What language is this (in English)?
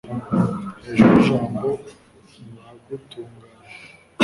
Kinyarwanda